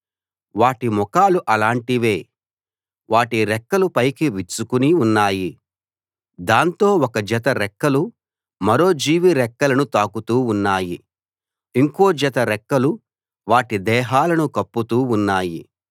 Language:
Telugu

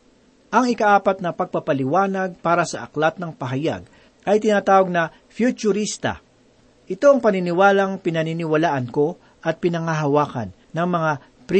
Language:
Filipino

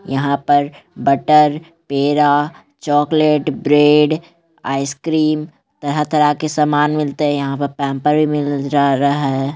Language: Magahi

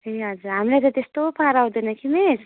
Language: Nepali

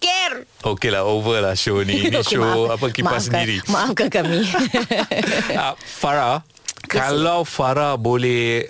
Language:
Malay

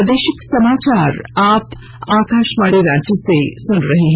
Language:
Hindi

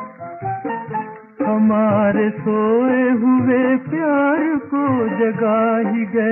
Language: Hindi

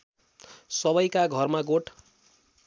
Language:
Nepali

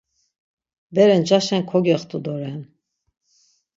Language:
Laz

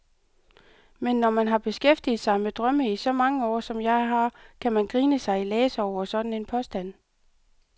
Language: Danish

